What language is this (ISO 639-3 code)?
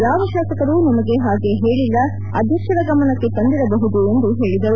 kan